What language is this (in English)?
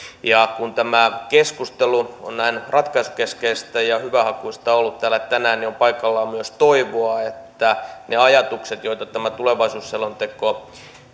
Finnish